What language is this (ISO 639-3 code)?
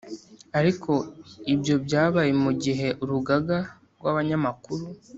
kin